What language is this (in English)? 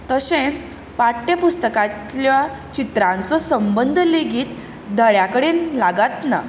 Konkani